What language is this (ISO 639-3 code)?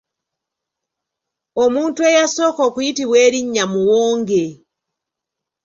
lug